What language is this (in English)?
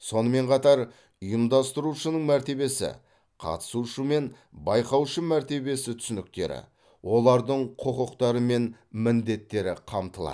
Kazakh